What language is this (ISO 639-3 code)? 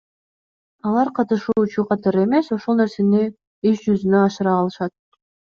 kir